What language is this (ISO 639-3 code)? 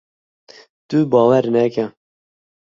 kur